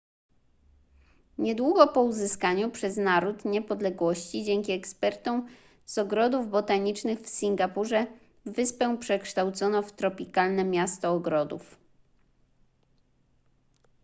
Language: Polish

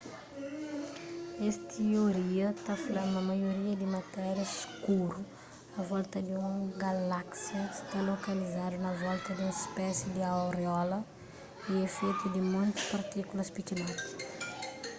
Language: Kabuverdianu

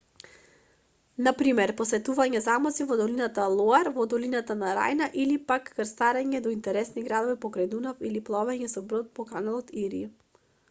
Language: Macedonian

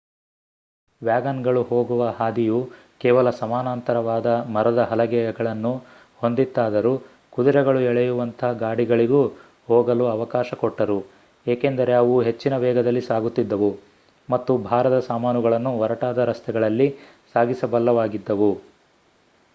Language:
Kannada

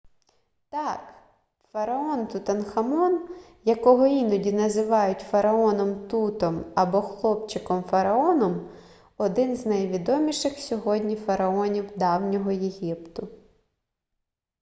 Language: Ukrainian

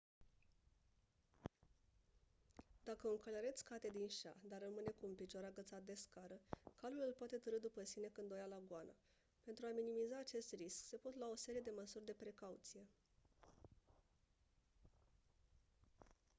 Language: Romanian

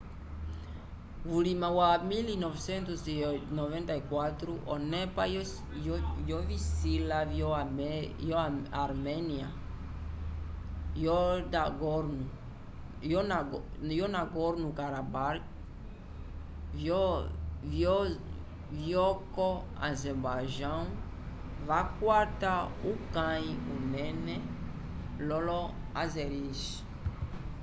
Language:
Umbundu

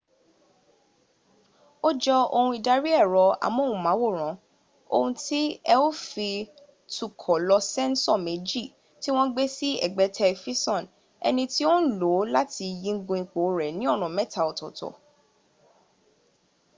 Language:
Yoruba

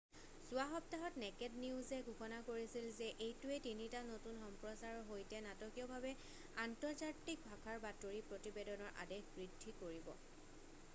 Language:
Assamese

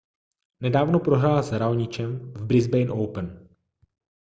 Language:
Czech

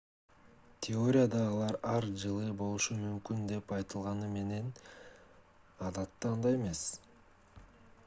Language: Kyrgyz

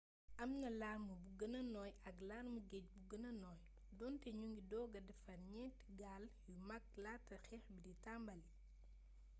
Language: Wolof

